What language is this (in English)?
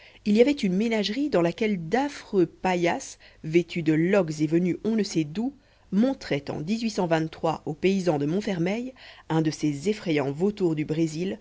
French